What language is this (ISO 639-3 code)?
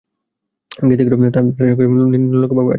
ben